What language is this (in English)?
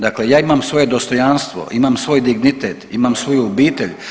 Croatian